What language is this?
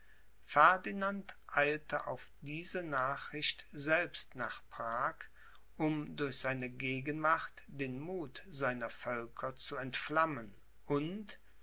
German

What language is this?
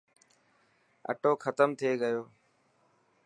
Dhatki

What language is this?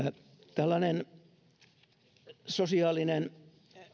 Finnish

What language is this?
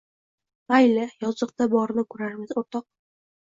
Uzbek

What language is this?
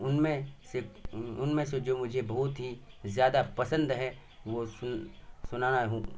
Urdu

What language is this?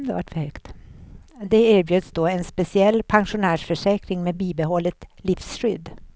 Swedish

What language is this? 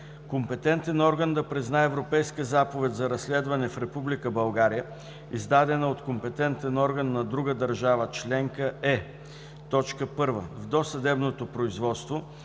Bulgarian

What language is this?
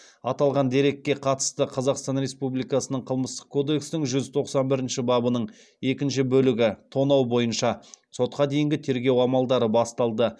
Kazakh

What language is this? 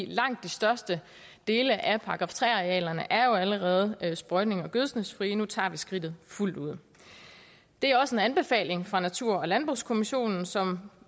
Danish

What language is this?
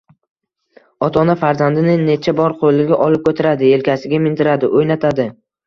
Uzbek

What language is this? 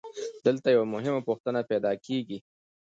Pashto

